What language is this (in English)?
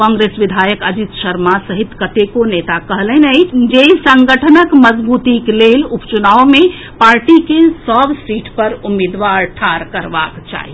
Maithili